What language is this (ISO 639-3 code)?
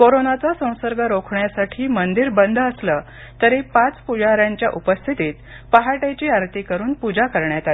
mar